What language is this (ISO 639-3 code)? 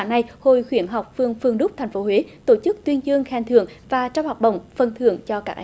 vie